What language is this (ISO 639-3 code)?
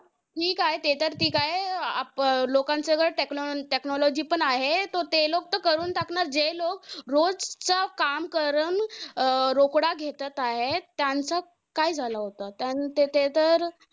mar